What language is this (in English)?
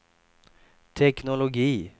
Swedish